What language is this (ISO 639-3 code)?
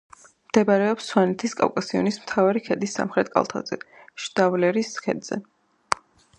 kat